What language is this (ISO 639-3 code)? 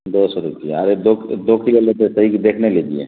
urd